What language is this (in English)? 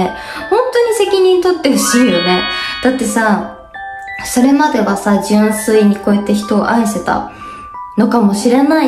Japanese